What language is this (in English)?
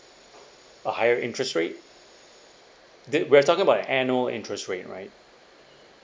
English